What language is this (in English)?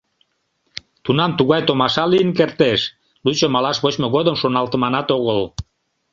Mari